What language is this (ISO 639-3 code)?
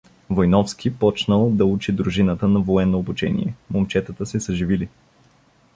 bul